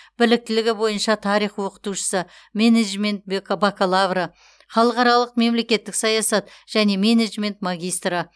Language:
Kazakh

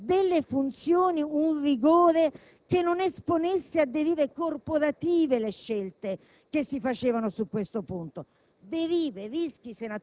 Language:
Italian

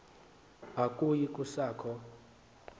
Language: Xhosa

